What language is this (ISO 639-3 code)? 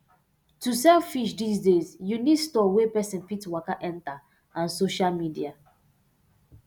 pcm